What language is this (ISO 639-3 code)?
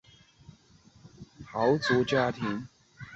zho